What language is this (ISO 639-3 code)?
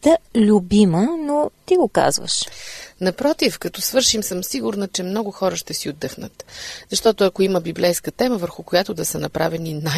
bul